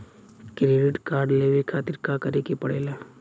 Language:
Bhojpuri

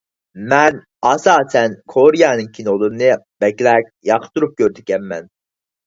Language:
Uyghur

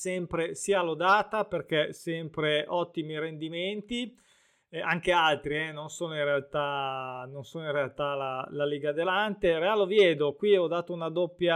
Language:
Italian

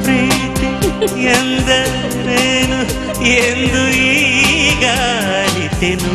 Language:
Kannada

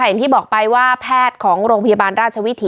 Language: Thai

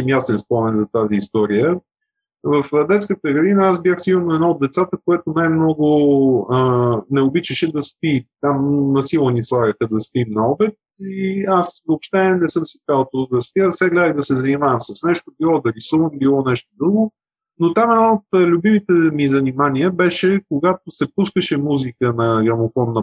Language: Bulgarian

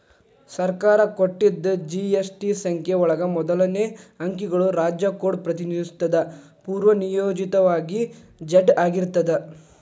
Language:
Kannada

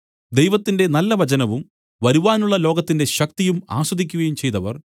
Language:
Malayalam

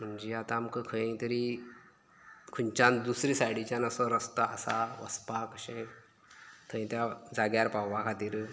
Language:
Konkani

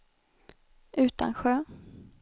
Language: Swedish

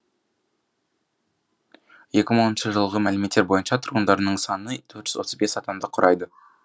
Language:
Kazakh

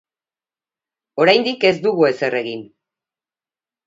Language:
Basque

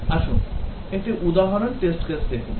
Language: Bangla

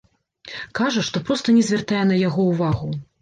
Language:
Belarusian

